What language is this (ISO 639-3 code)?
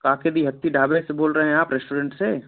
hin